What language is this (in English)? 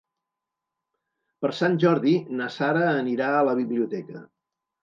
Catalan